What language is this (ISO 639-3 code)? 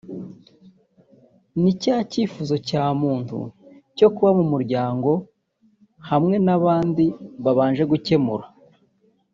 kin